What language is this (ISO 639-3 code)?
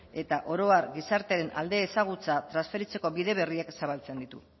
eus